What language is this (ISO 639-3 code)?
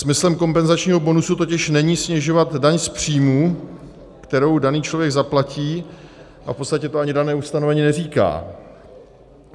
ces